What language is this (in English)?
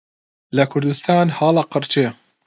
Central Kurdish